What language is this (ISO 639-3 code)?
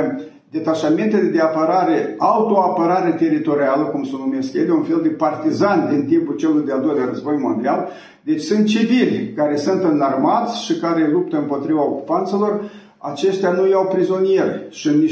ron